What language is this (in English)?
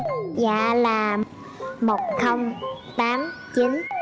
Vietnamese